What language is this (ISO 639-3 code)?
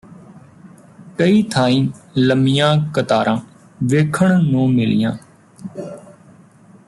pan